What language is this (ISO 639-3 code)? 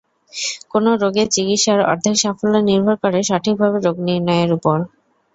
ben